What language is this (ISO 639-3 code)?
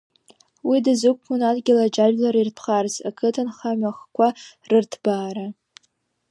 abk